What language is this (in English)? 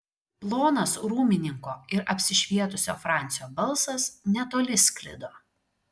Lithuanian